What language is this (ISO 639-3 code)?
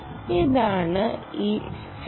mal